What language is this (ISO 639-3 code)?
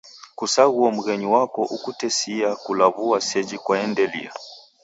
dav